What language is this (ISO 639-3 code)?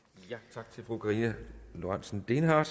dan